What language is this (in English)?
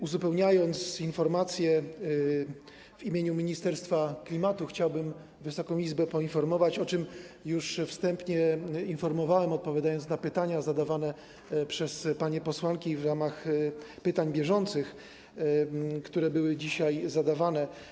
Polish